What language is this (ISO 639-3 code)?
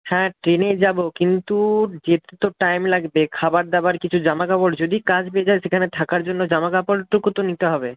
ben